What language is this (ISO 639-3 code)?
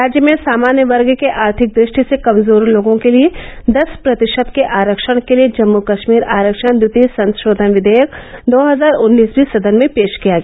hin